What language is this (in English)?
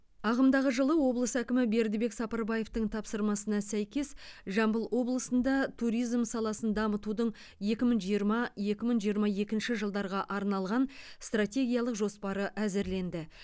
Kazakh